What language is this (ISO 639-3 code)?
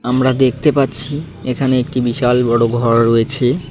ben